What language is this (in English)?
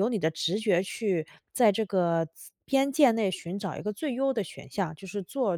Chinese